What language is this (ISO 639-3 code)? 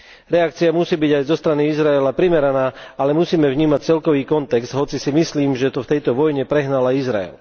slk